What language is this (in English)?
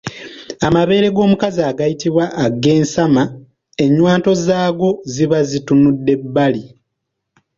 Ganda